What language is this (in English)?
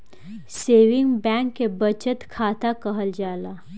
Bhojpuri